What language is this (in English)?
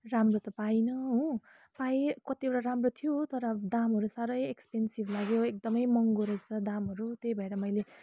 Nepali